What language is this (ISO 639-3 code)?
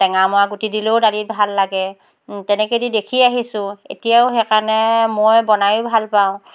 asm